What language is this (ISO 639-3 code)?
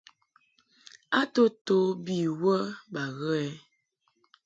mhk